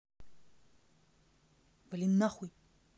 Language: Russian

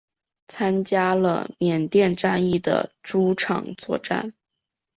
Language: Chinese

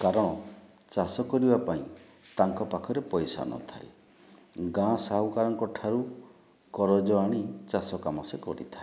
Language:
Odia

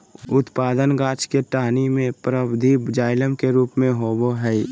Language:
Magahi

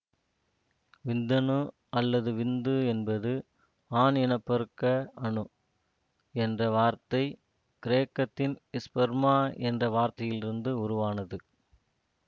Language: Tamil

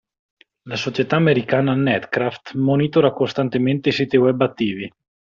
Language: Italian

